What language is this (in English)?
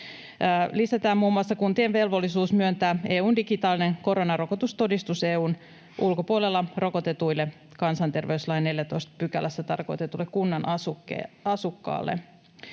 Finnish